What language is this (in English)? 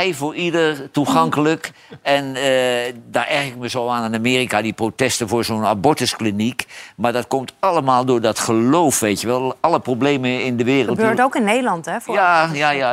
Dutch